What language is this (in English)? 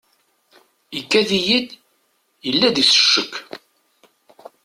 Kabyle